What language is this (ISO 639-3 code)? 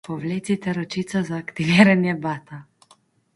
slv